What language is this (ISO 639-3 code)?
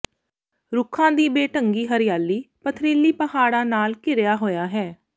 pan